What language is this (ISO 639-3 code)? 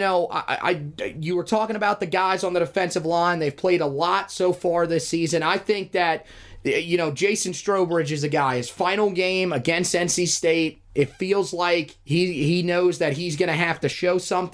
eng